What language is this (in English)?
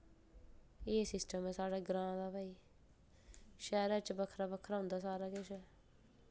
Dogri